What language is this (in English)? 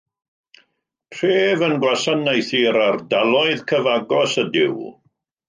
Welsh